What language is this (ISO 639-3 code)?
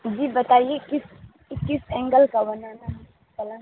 urd